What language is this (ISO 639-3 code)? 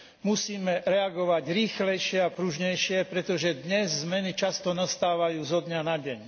slk